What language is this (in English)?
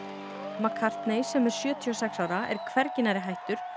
Icelandic